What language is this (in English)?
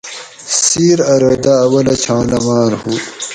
Gawri